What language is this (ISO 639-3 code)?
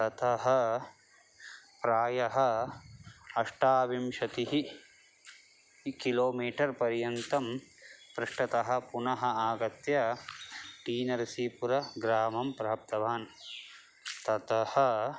san